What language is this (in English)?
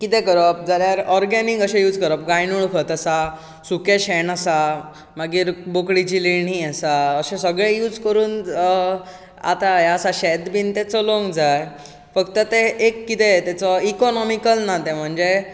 Konkani